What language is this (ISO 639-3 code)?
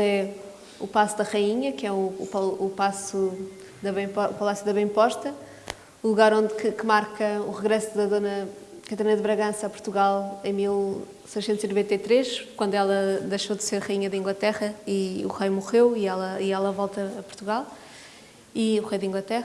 por